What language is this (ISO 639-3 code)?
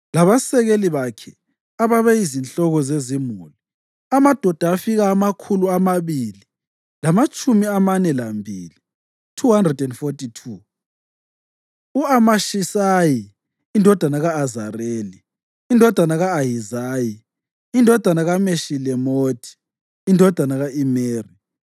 nde